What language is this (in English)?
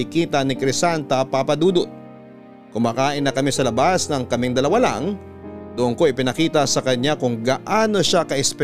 Filipino